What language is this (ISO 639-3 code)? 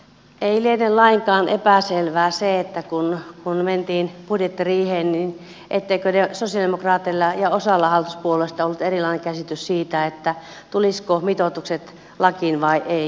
fin